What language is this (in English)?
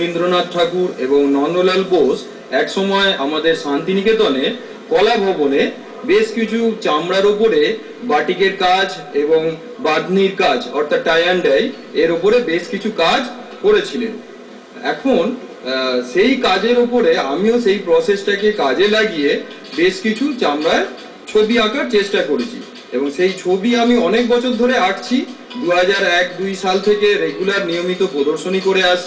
Hindi